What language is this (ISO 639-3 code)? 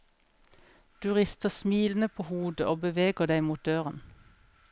nor